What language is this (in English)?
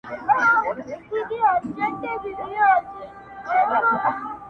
Pashto